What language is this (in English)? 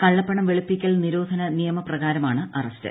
Malayalam